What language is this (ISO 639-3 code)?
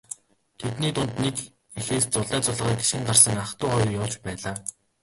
mon